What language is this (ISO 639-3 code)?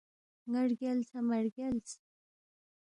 bft